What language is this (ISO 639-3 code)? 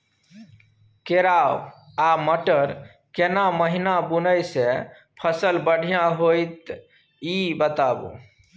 mai